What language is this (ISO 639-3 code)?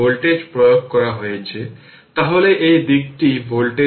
ben